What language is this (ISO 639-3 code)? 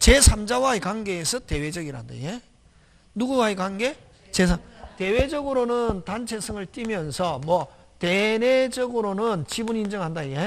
kor